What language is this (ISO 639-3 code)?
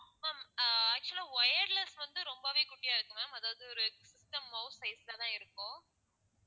tam